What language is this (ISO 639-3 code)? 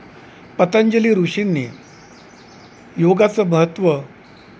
mar